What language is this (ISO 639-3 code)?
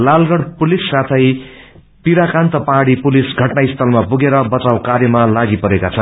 nep